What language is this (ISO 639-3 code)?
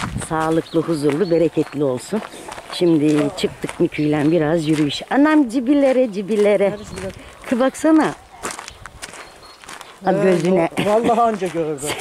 tur